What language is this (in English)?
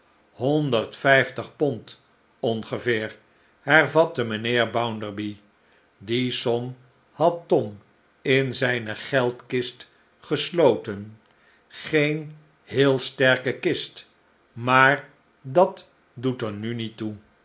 Dutch